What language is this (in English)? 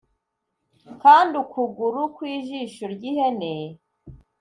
Kinyarwanda